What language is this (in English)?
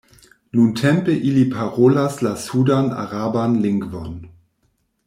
Esperanto